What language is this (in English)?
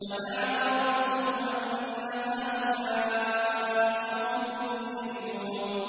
Arabic